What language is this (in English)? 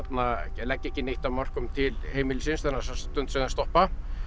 Icelandic